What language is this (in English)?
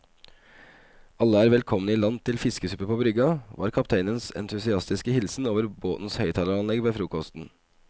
Norwegian